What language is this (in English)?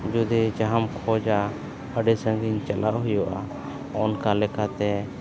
Santali